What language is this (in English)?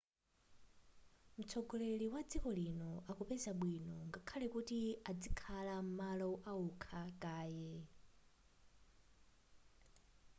Nyanja